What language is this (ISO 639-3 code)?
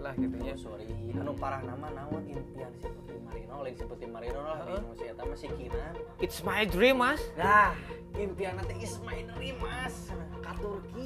ind